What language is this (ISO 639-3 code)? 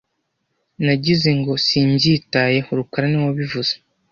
kin